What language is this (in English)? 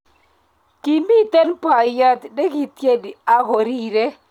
Kalenjin